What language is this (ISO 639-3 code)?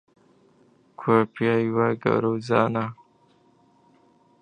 ckb